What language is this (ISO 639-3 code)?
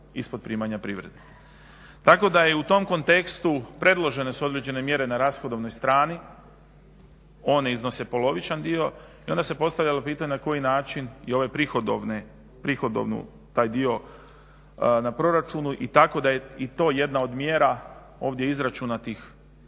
hrv